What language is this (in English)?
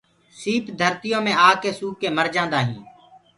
Gurgula